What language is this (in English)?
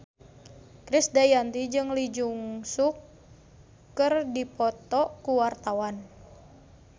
Sundanese